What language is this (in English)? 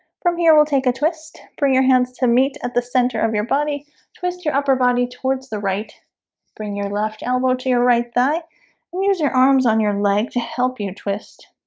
English